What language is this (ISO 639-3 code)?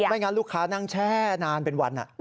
tha